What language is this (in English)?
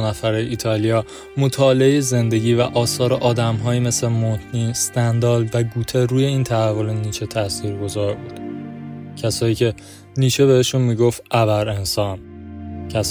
Persian